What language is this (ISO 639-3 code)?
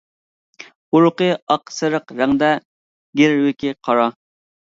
uig